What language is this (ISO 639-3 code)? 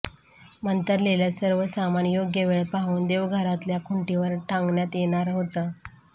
mar